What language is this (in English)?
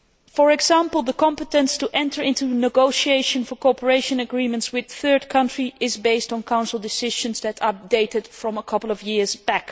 English